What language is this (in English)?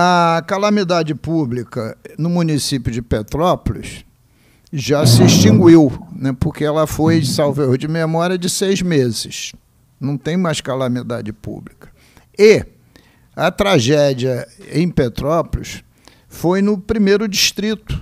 Portuguese